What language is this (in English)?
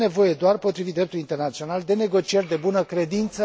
Romanian